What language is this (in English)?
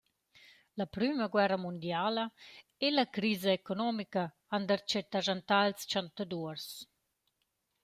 Romansh